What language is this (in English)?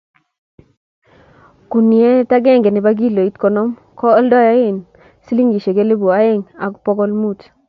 Kalenjin